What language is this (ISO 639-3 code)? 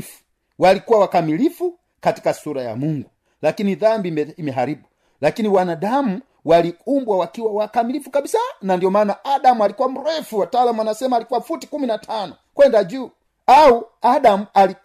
swa